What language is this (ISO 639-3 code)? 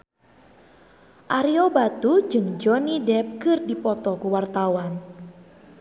sun